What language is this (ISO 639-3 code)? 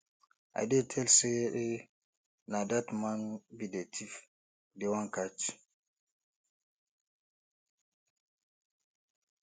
pcm